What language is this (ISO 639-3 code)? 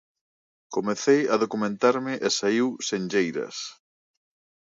glg